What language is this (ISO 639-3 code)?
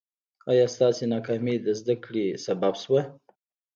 pus